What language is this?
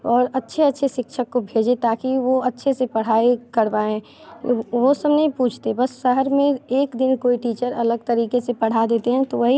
Hindi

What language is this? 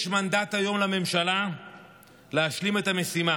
Hebrew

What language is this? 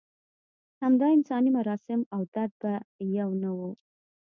Pashto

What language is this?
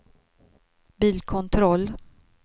Swedish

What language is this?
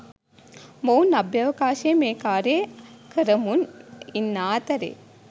Sinhala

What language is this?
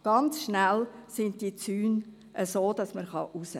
Swiss German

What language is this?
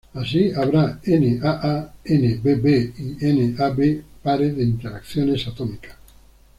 Spanish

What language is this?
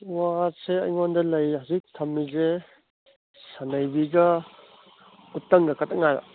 Manipuri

